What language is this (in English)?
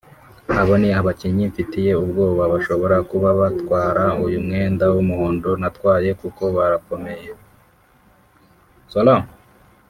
Kinyarwanda